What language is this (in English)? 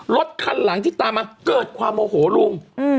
Thai